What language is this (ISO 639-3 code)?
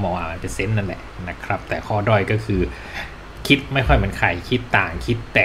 tha